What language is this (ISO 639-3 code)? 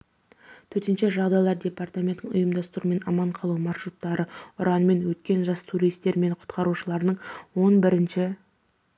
kaz